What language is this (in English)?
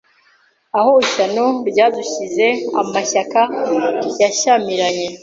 Kinyarwanda